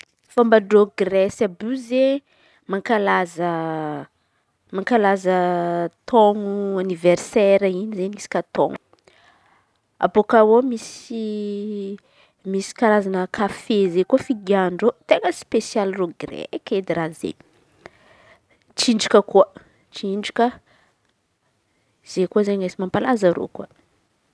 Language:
Antankarana Malagasy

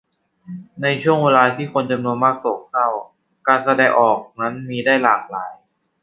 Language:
Thai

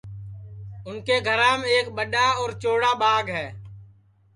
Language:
Sansi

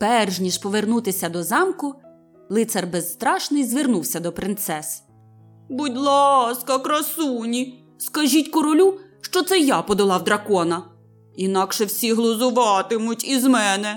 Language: Ukrainian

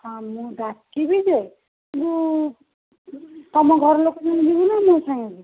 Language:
Odia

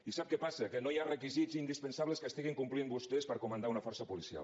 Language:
Catalan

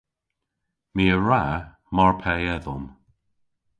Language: Cornish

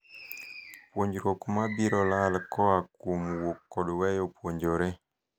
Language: Luo (Kenya and Tanzania)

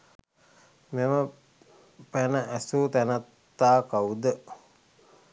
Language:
Sinhala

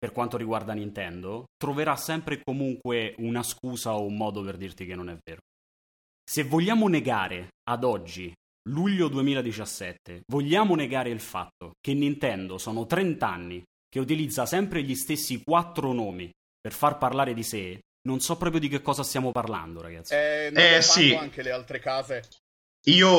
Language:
Italian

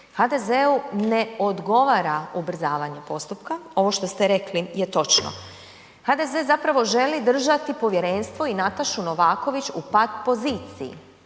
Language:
Croatian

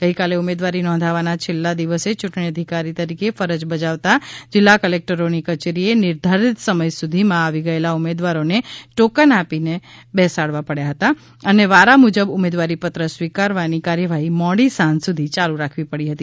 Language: Gujarati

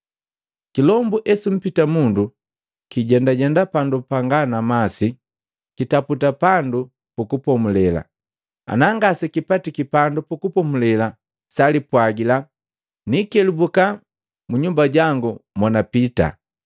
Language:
Matengo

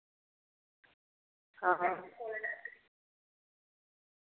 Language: Dogri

